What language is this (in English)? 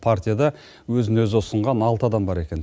Kazakh